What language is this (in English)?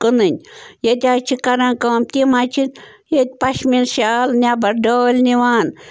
Kashmiri